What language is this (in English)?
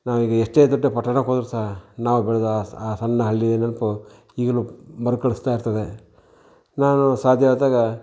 Kannada